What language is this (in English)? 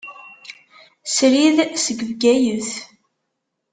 Kabyle